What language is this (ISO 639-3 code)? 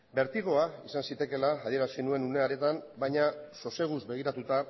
eus